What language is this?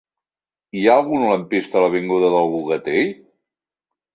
Catalan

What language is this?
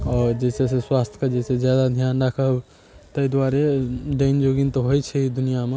Maithili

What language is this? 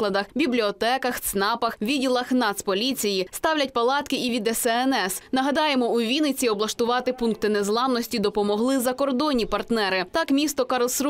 Ukrainian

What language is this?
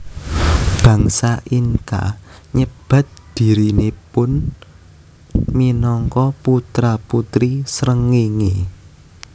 Javanese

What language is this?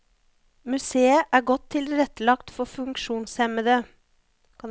Norwegian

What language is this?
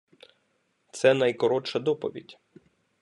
Ukrainian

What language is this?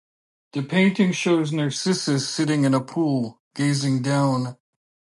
English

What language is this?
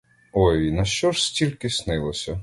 Ukrainian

